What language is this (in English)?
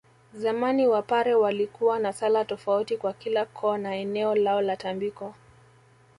Swahili